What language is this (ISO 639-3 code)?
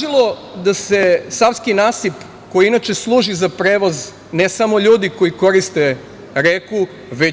srp